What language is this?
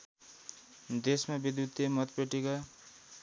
Nepali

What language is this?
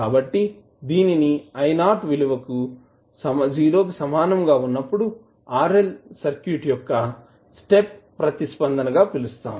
Telugu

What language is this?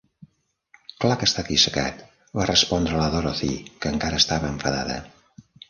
Catalan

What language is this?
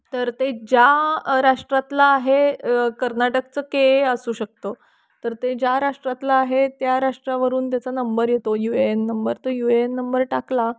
Marathi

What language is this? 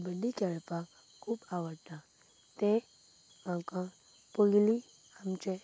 Konkani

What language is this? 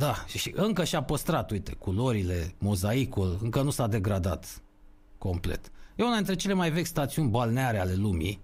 Romanian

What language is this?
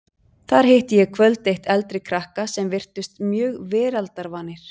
Icelandic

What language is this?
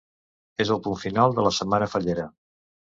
Catalan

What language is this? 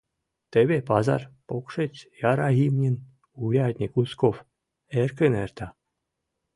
Mari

